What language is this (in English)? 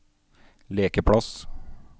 Norwegian